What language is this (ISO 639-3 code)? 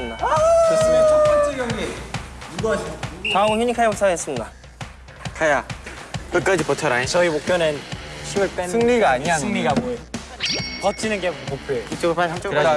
kor